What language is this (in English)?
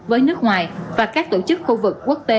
Vietnamese